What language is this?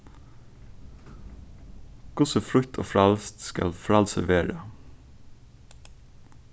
Faroese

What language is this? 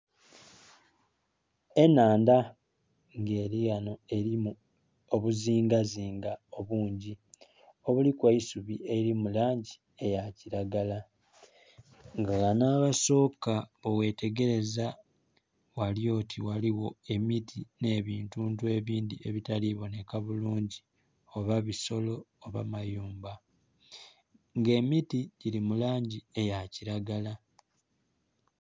Soga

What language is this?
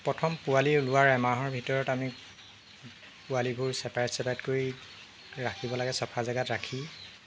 Assamese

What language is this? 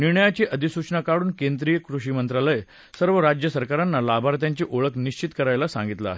Marathi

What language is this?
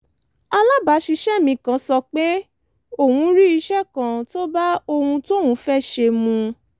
Yoruba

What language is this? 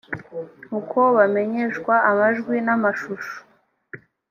Kinyarwanda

